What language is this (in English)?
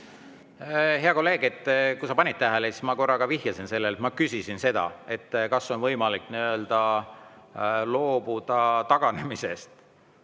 Estonian